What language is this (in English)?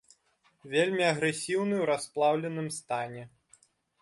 Belarusian